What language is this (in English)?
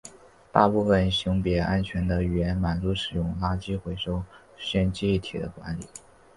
Chinese